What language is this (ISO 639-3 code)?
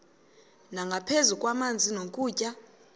xho